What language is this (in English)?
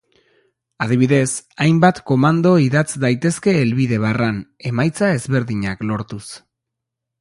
Basque